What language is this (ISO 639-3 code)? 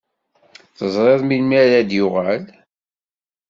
kab